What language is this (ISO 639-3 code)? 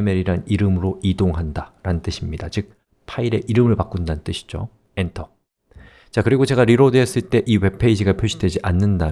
kor